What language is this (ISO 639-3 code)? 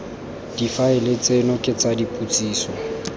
tsn